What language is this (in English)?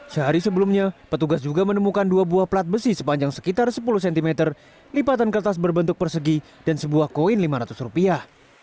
Indonesian